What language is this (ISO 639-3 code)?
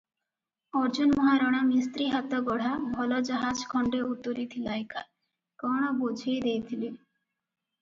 ori